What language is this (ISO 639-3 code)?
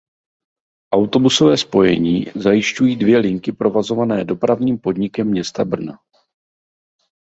ces